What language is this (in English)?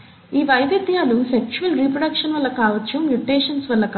Telugu